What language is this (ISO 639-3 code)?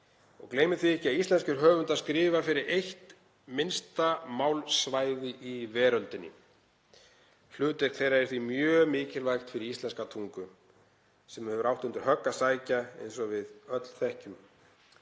isl